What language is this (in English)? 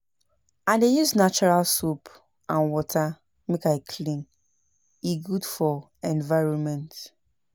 Nigerian Pidgin